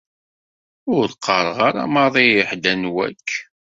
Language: Kabyle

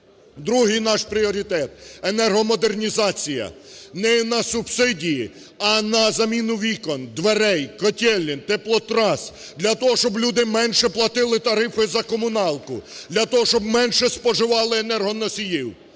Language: Ukrainian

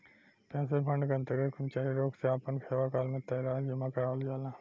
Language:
Bhojpuri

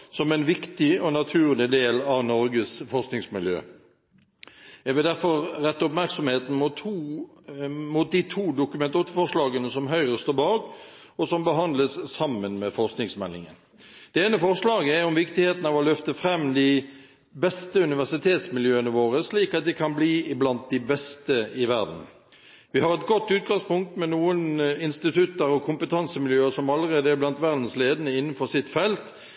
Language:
Norwegian Bokmål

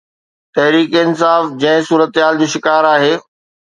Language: Sindhi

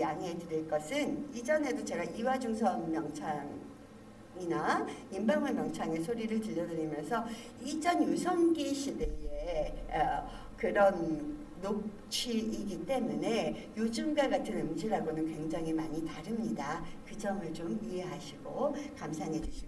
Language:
Korean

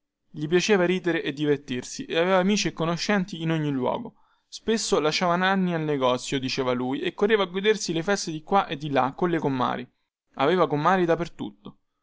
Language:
Italian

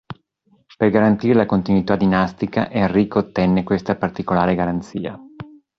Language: Italian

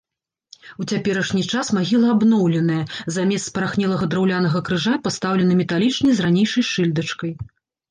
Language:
Belarusian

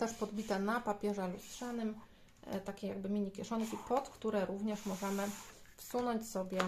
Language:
Polish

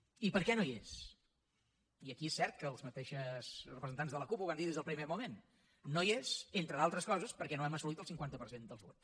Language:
Catalan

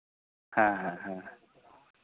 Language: Santali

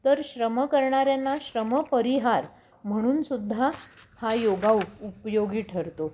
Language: Marathi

